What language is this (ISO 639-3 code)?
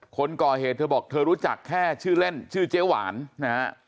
tha